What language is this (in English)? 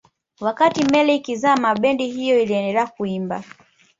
Swahili